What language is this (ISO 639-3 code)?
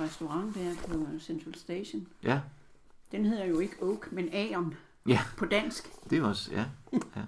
dan